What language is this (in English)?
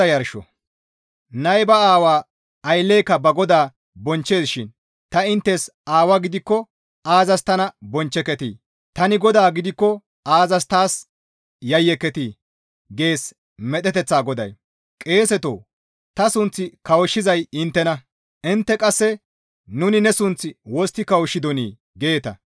Gamo